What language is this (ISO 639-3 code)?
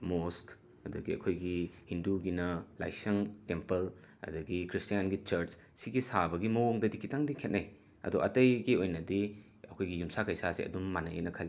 mni